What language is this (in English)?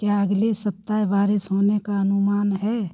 Hindi